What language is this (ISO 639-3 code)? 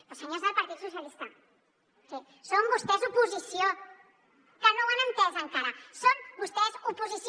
cat